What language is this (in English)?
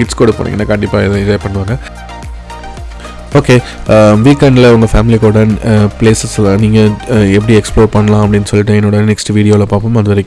English